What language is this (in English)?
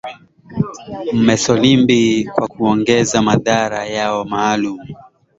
Swahili